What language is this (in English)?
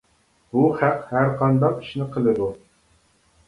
Uyghur